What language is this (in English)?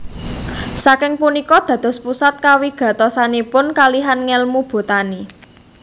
Javanese